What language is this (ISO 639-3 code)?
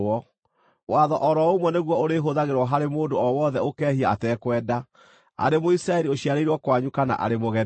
kik